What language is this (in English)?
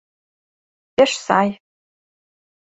Mari